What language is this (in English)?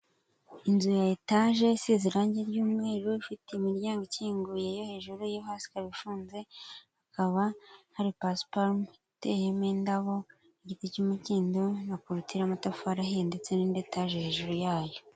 Kinyarwanda